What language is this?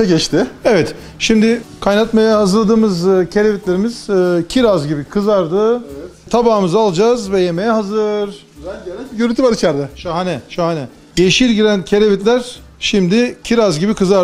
Turkish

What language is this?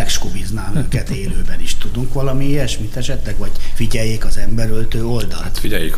Hungarian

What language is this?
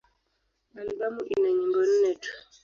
Swahili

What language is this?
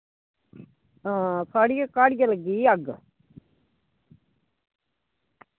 Dogri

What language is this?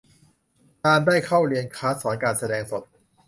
Thai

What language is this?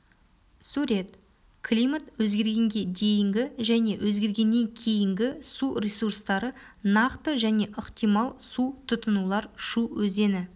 Kazakh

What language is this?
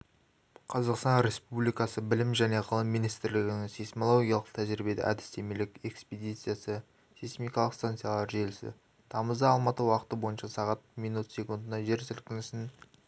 Kazakh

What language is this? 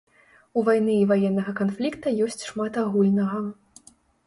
Belarusian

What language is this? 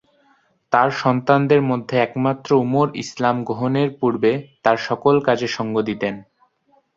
Bangla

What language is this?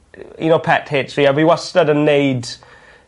Welsh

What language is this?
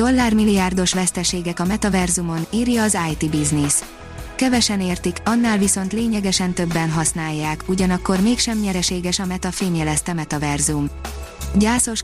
Hungarian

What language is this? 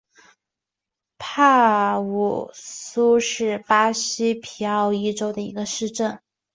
Chinese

